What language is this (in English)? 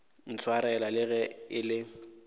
Northern Sotho